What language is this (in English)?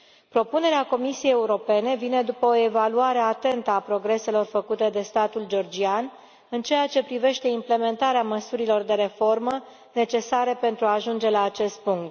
Romanian